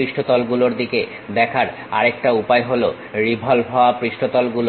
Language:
Bangla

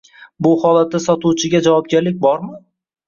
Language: Uzbek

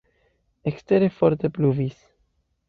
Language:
Esperanto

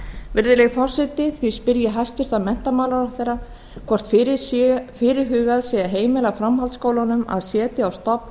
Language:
Icelandic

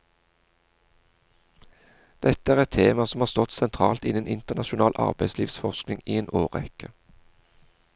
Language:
Norwegian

